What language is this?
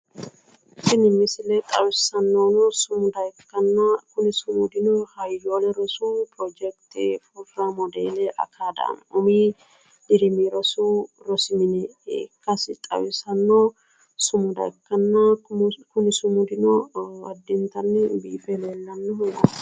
Sidamo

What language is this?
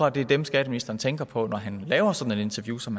Danish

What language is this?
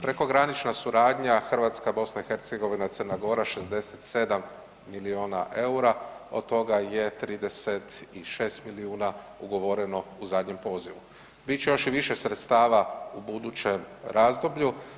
Croatian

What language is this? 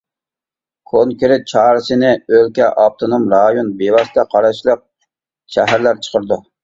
Uyghur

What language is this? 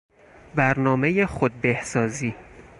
Persian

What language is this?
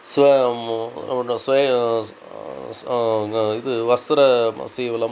Sanskrit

